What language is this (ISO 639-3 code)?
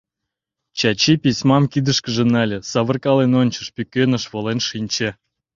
chm